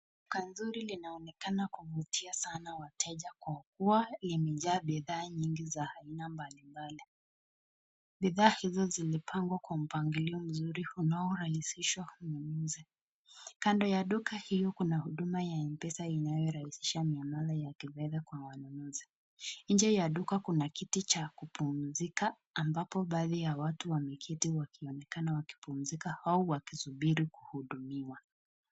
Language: Swahili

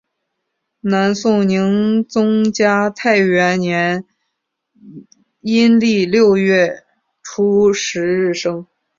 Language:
Chinese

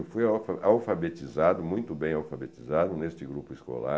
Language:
Portuguese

